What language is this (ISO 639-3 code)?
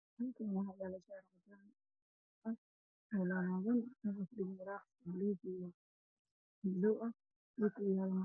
som